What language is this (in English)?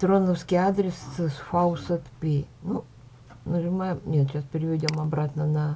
Russian